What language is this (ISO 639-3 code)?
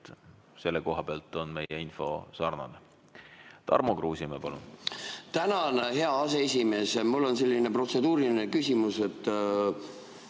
est